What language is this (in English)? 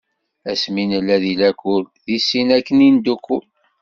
Kabyle